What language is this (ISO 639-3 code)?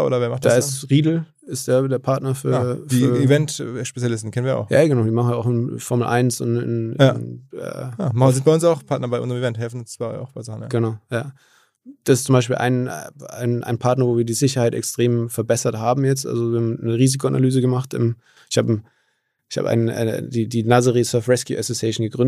deu